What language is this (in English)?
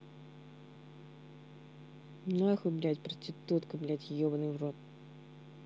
Russian